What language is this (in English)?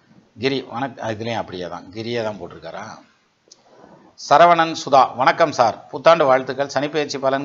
Tamil